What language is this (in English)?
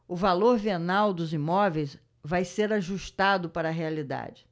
Portuguese